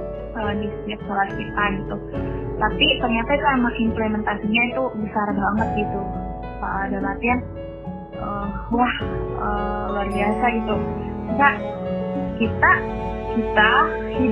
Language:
Indonesian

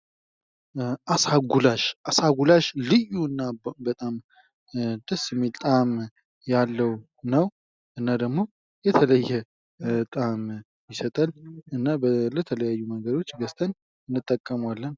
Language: Amharic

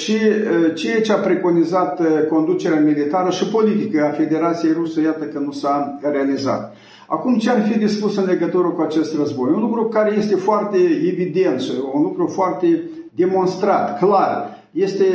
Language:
Romanian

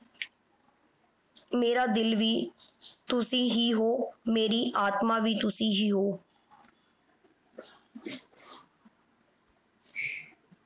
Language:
Punjabi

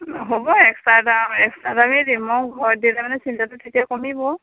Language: Assamese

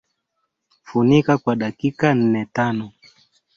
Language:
Swahili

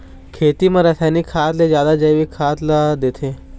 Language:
Chhattisgarhi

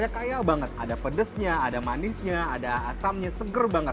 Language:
Indonesian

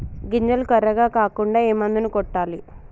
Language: Telugu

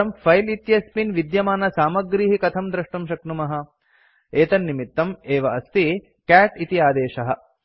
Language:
Sanskrit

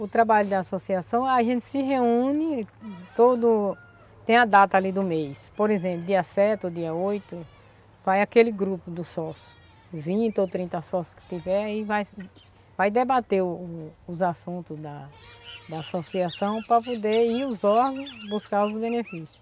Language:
Portuguese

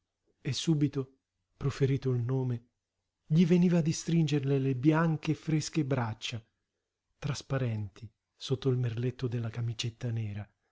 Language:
Italian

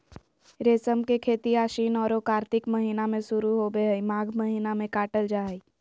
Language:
Magahi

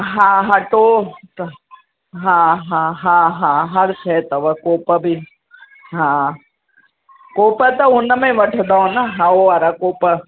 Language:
Sindhi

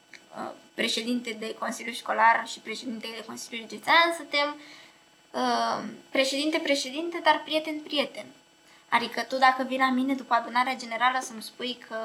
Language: Romanian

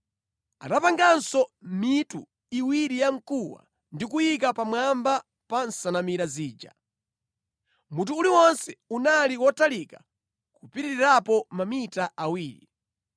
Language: Nyanja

